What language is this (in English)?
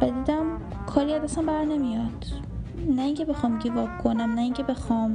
Persian